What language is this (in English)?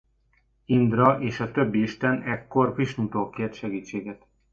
Hungarian